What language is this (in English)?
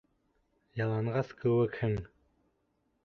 Bashkir